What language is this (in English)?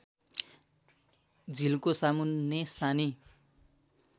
Nepali